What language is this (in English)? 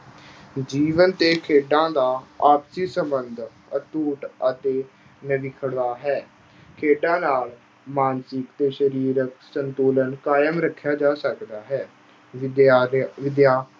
Punjabi